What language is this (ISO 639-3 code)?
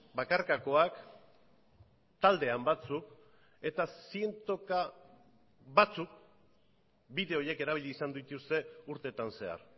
eus